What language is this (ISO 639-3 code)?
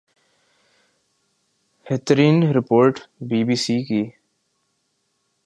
urd